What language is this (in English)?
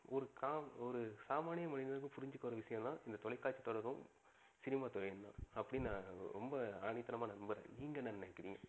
Tamil